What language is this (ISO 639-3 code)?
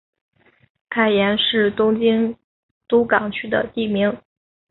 zho